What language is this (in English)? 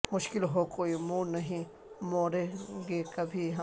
Urdu